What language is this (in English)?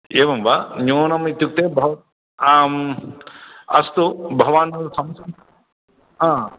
Sanskrit